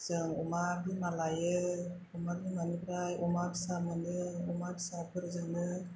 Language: Bodo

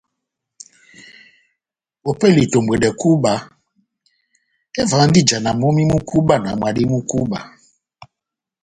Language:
Batanga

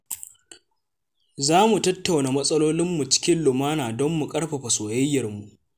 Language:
Hausa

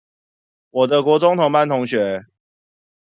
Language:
Chinese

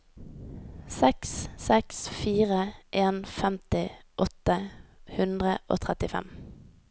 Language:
Norwegian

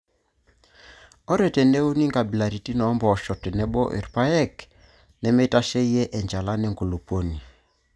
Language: Masai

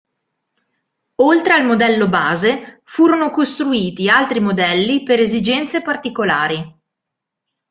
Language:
Italian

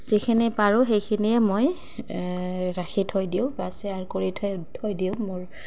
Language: Assamese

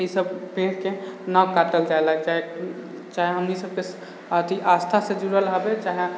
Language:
Maithili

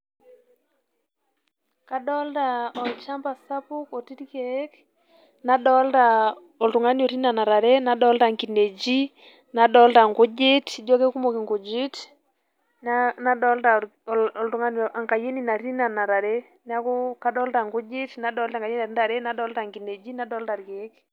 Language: Masai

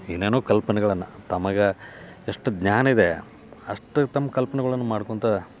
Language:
Kannada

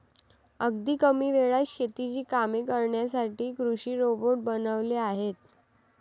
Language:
Marathi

